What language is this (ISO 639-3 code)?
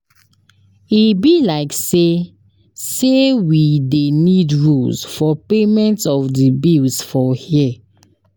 pcm